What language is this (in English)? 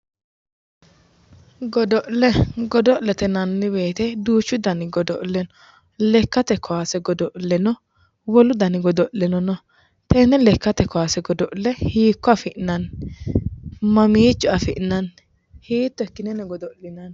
Sidamo